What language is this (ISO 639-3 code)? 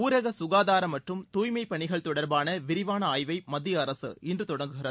tam